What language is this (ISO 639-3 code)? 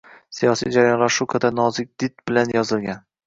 uzb